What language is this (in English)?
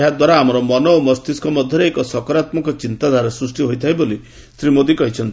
Odia